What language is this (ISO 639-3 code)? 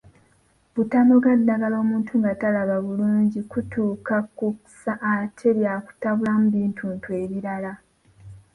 lug